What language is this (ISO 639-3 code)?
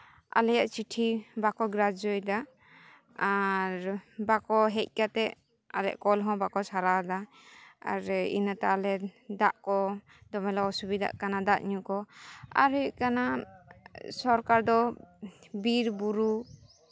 sat